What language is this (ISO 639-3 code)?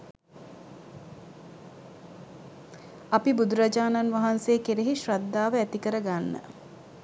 sin